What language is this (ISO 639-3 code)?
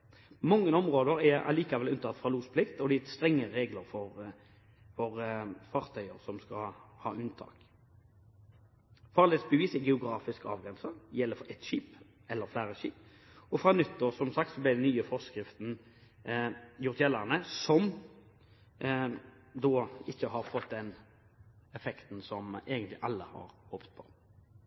nob